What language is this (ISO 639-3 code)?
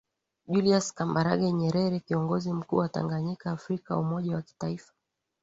swa